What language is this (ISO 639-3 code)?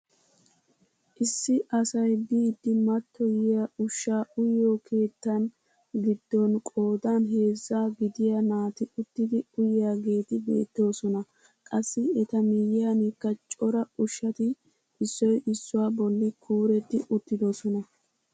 wal